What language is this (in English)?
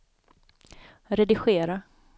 Swedish